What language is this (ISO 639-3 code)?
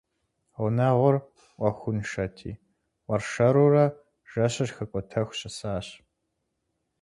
kbd